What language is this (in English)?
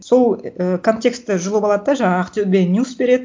Kazakh